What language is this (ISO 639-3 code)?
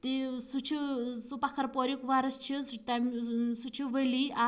kas